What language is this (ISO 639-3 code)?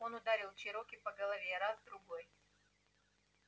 rus